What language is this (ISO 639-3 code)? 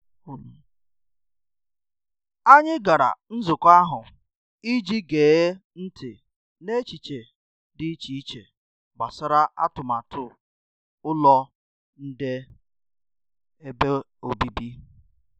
ibo